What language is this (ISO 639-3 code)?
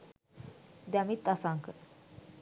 sin